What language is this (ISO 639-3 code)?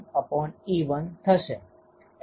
guj